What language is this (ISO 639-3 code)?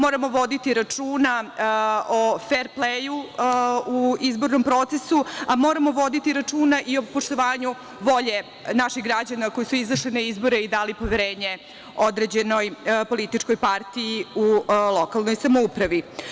srp